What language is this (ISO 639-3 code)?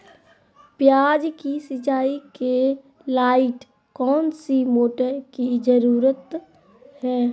mag